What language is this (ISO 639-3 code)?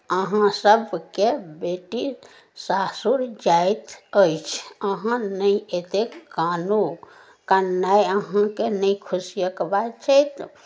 mai